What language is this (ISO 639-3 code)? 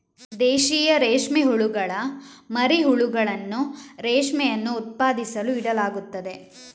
kan